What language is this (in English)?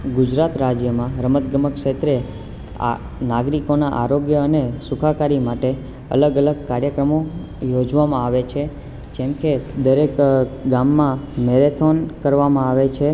Gujarati